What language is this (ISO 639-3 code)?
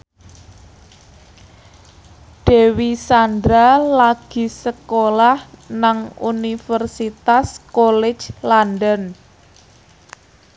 jav